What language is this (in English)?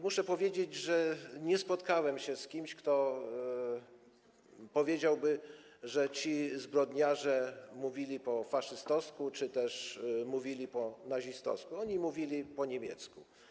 Polish